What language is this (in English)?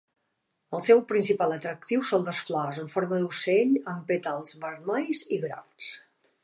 Catalan